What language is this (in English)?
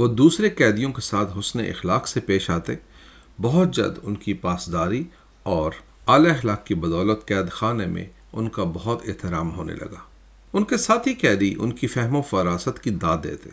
Urdu